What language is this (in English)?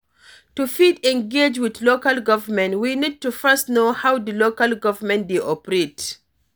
Nigerian Pidgin